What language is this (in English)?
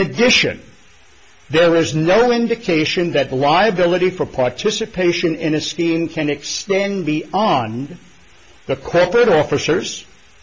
English